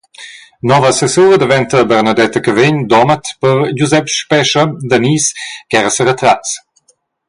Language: Romansh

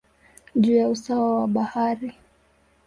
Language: Swahili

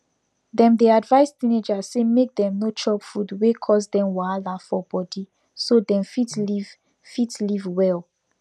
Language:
Nigerian Pidgin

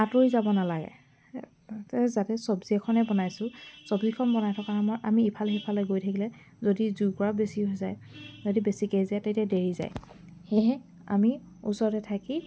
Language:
Assamese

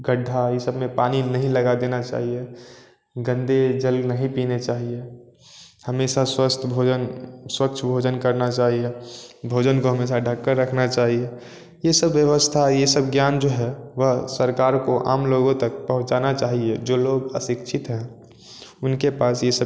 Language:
Hindi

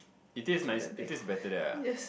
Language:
English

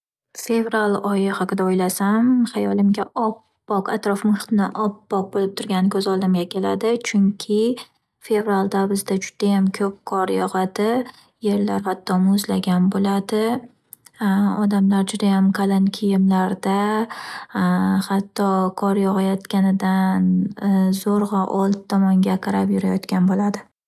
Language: Uzbek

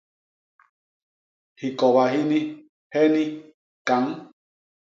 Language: Basaa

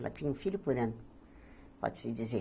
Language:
Portuguese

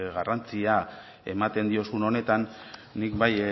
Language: Basque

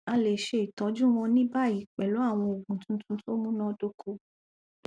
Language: Yoruba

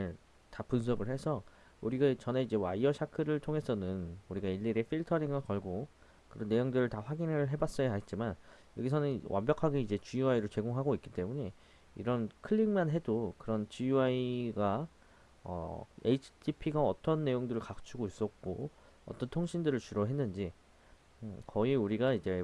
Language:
Korean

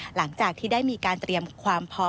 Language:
Thai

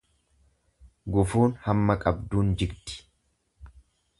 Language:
Oromo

